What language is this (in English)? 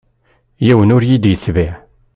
Kabyle